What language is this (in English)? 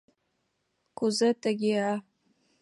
Mari